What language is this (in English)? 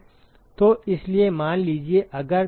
Hindi